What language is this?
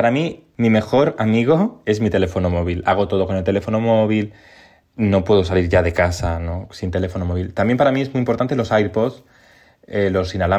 Spanish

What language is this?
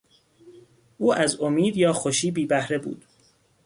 Persian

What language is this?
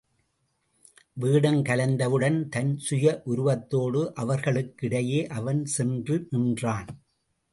Tamil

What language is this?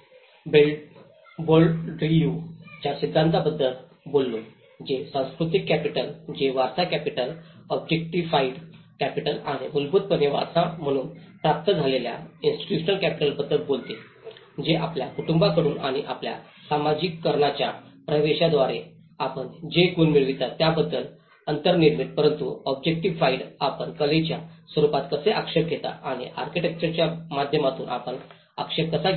Marathi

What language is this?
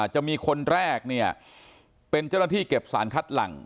Thai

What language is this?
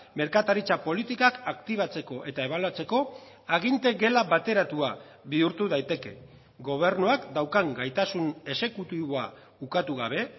Basque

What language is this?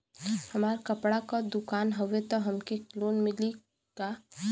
Bhojpuri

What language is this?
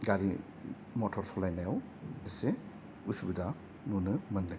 Bodo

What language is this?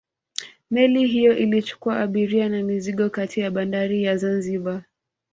Swahili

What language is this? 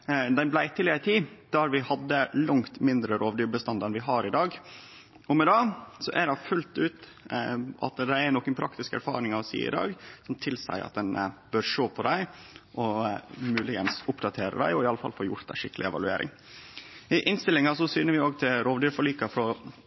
Norwegian Nynorsk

